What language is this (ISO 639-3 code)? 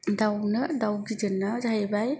brx